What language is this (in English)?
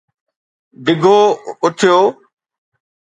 Sindhi